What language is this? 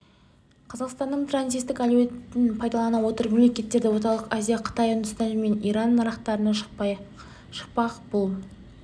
Kazakh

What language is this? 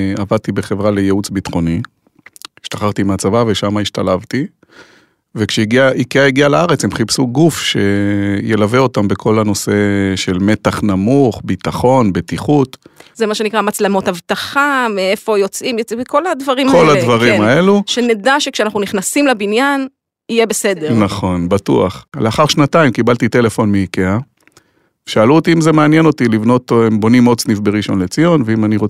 Hebrew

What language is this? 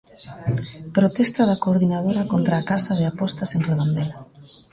Galician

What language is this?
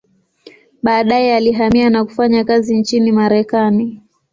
Swahili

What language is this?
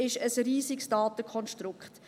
Swiss German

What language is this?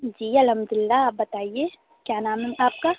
Urdu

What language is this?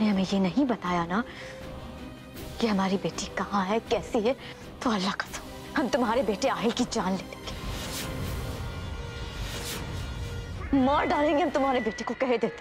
Italian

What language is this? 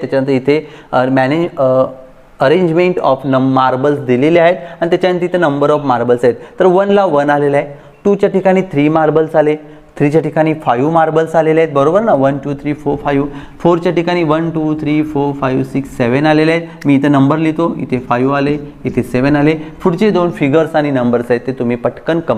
Hindi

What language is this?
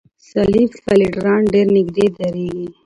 Pashto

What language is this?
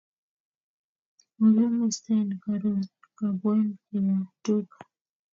Kalenjin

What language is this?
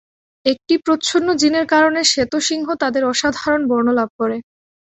Bangla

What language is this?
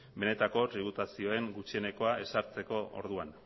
Basque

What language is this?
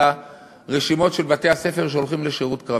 Hebrew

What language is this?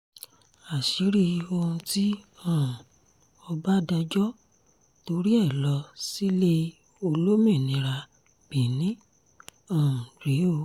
Yoruba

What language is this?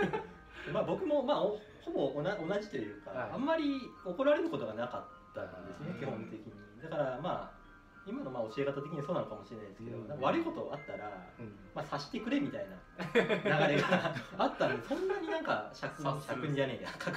Japanese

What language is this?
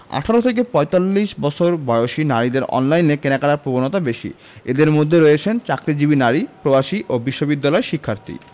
Bangla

